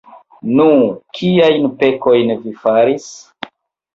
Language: Esperanto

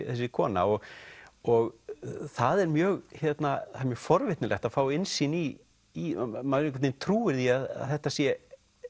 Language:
Icelandic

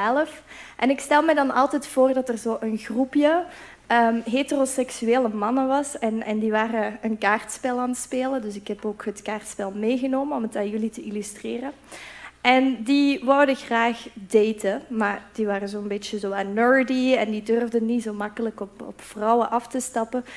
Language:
Dutch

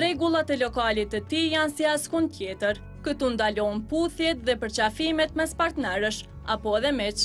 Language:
Romanian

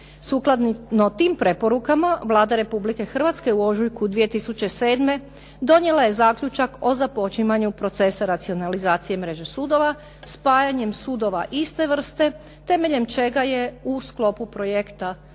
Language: Croatian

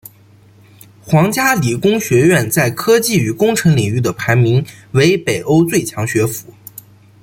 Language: Chinese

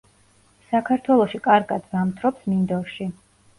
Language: Georgian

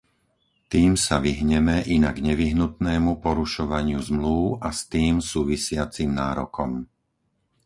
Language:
Slovak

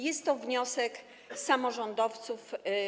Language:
Polish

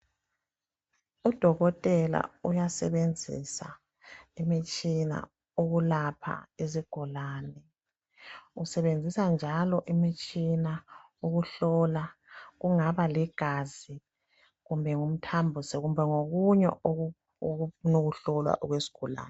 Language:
North Ndebele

